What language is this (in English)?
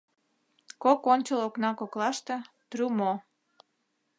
Mari